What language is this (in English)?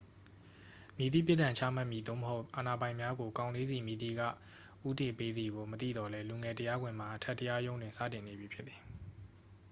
Burmese